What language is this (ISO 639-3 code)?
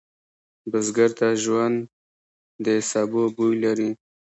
pus